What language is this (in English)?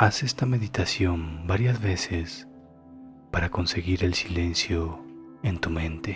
Spanish